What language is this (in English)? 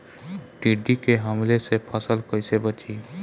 Bhojpuri